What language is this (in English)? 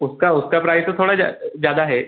Hindi